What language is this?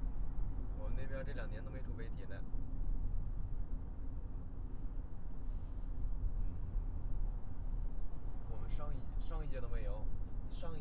Chinese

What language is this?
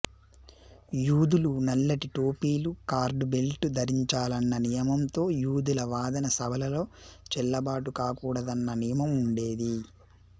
Telugu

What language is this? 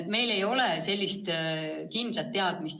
Estonian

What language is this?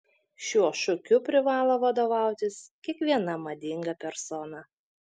Lithuanian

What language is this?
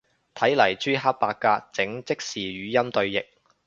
Cantonese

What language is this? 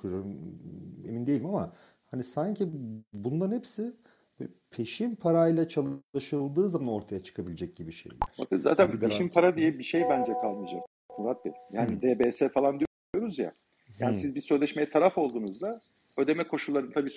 Turkish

